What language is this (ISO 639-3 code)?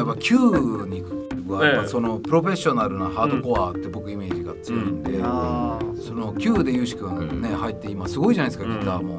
jpn